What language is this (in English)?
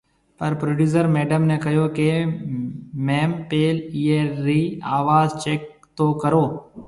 Marwari (Pakistan)